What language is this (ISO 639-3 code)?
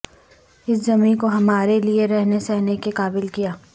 urd